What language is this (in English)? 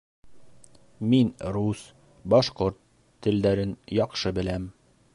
Bashkir